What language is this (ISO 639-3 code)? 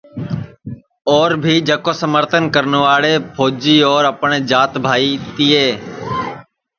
ssi